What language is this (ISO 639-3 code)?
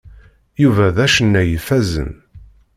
kab